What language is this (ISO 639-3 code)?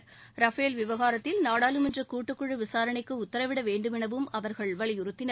tam